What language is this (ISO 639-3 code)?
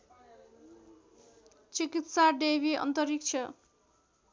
nep